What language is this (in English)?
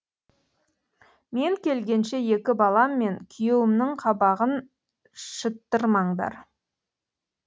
Kazakh